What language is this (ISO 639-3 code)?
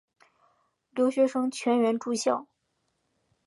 zho